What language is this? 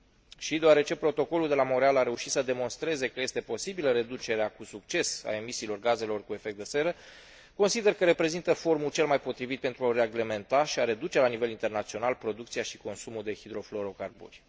Romanian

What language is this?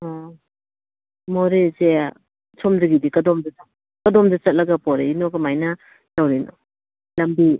Manipuri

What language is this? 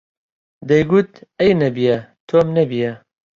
Central Kurdish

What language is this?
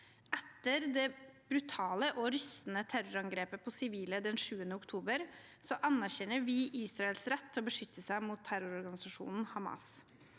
Norwegian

